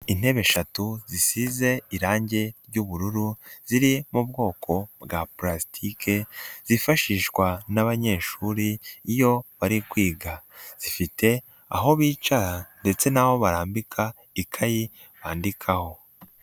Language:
Kinyarwanda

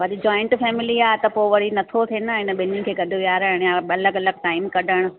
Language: Sindhi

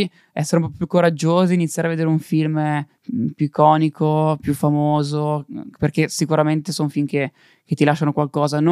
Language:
Italian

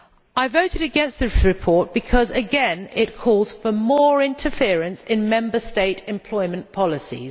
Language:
English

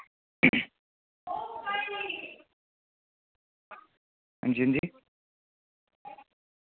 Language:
Dogri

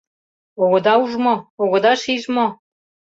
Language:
Mari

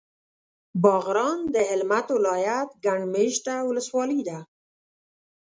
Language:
Pashto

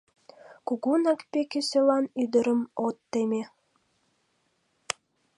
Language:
Mari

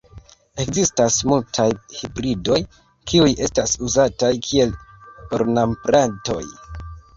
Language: Esperanto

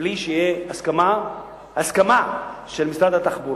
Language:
Hebrew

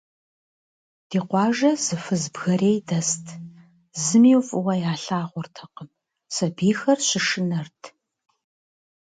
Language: Kabardian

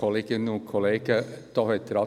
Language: Swiss German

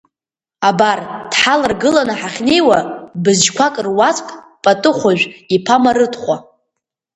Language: Abkhazian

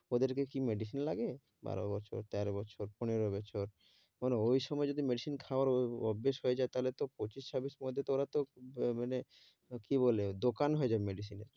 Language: Bangla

